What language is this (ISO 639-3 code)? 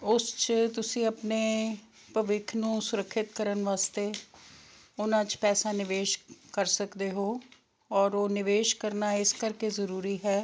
pan